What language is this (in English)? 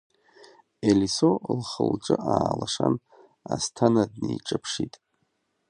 Abkhazian